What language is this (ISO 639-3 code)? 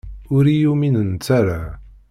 kab